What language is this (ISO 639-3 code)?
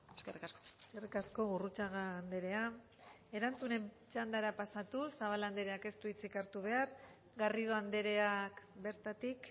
eus